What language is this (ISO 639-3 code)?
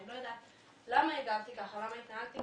heb